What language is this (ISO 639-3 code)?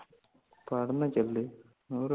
pan